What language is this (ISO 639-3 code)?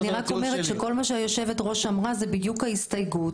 heb